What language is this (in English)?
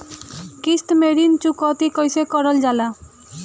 Bhojpuri